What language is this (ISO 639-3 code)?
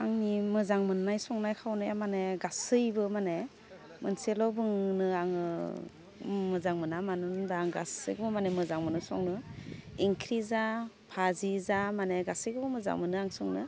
brx